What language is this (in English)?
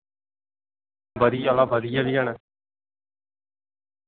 Dogri